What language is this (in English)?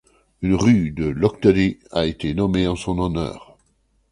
French